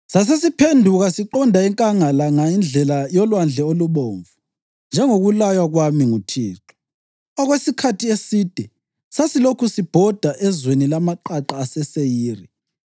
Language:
North Ndebele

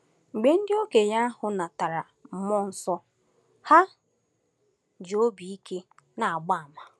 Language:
Igbo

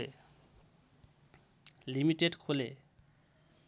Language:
Nepali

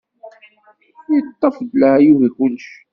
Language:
Kabyle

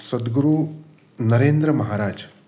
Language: Konkani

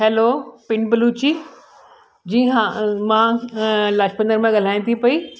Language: Sindhi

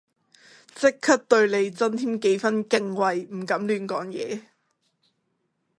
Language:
Cantonese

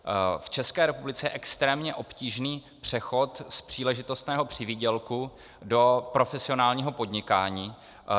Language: Czech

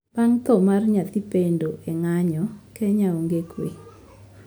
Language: Luo (Kenya and Tanzania)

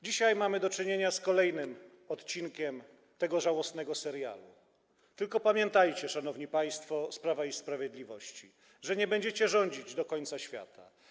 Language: Polish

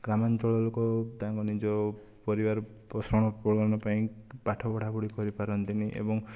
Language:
Odia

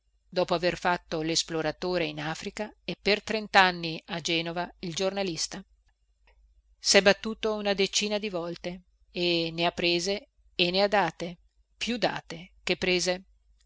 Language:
Italian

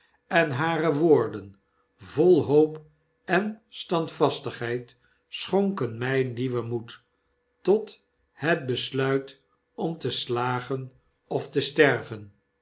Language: Dutch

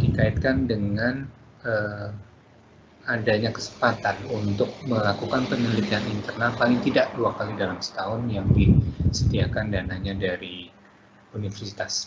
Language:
Indonesian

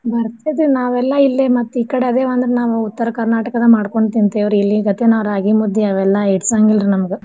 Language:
Kannada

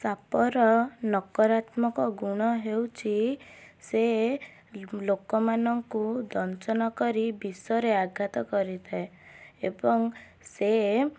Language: Odia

